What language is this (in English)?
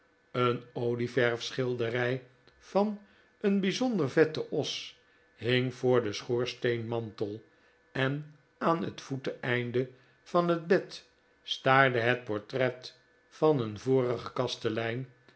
Dutch